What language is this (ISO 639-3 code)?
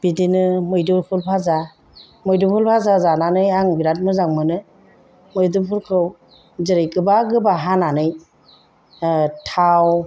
brx